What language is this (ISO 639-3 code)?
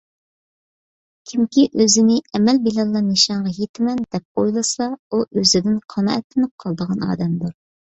uig